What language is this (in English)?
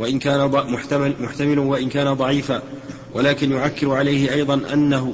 Arabic